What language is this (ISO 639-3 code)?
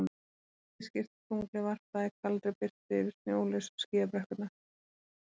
isl